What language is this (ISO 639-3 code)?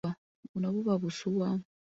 lug